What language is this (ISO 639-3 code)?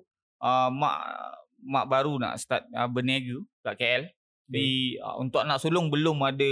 msa